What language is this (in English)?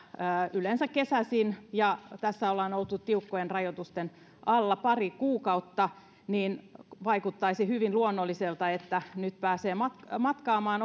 Finnish